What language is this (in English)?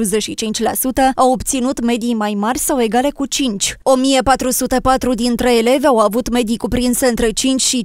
Romanian